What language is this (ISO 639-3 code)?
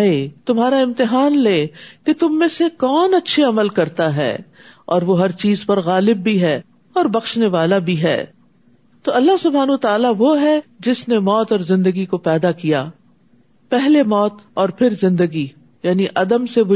urd